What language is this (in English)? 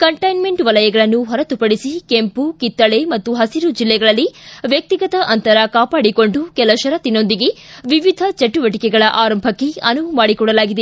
Kannada